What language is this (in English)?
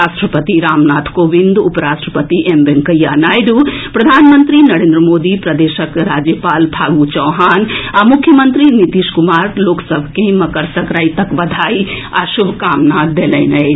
Maithili